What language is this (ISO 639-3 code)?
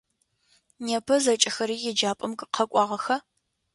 ady